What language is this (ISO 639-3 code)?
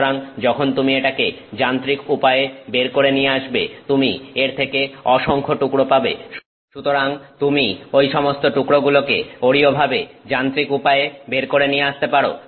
ben